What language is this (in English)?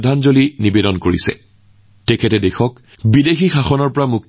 Assamese